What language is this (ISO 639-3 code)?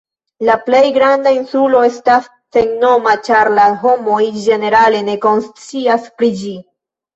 epo